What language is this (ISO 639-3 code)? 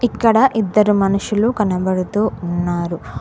tel